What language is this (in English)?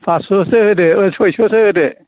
Bodo